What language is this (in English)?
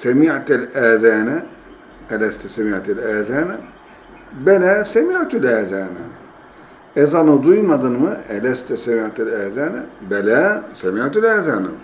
Turkish